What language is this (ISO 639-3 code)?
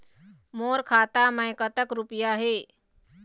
hne